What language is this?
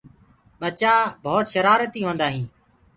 Gurgula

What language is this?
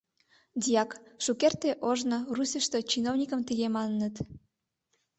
Mari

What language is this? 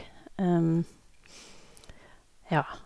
Norwegian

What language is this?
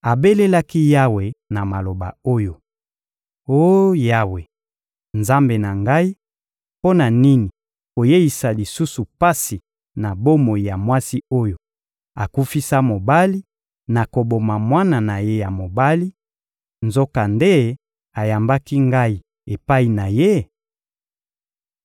Lingala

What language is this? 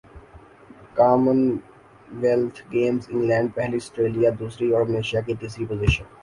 Urdu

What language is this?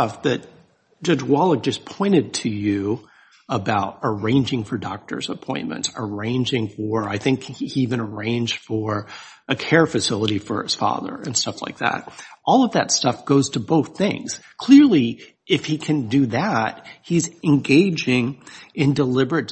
English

